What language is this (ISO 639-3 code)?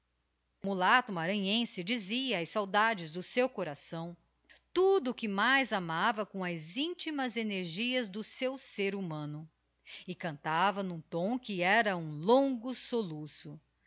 por